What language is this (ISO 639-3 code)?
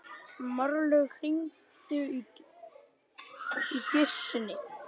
isl